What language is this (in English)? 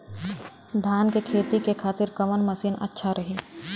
Bhojpuri